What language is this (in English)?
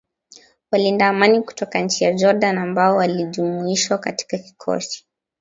Swahili